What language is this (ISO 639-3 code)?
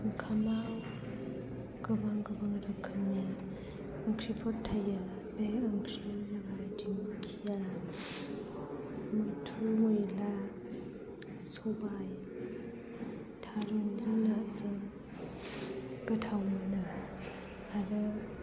brx